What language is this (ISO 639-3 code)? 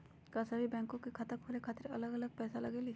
mag